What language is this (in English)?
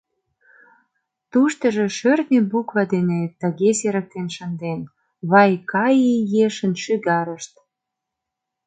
Mari